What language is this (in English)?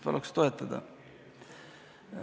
Estonian